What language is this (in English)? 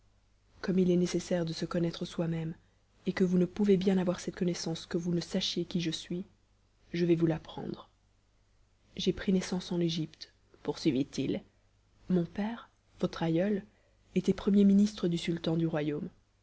French